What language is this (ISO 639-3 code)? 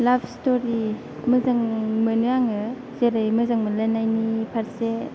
brx